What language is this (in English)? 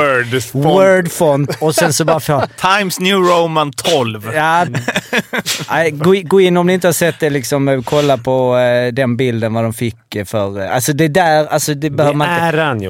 Swedish